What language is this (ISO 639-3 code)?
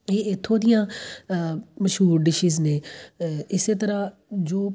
pan